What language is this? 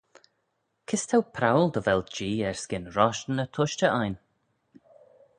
Manx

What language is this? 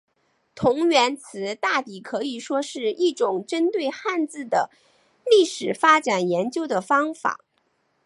Chinese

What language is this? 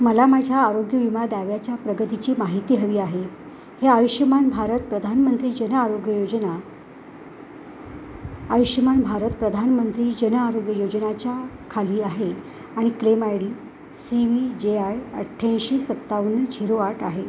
Marathi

